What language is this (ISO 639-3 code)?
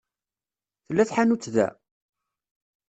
kab